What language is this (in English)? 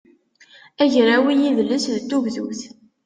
Kabyle